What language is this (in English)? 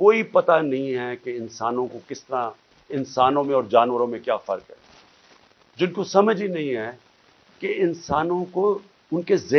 Urdu